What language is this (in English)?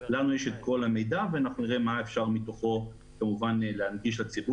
Hebrew